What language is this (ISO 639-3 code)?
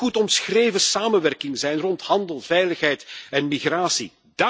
nld